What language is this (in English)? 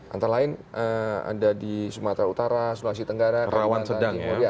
Indonesian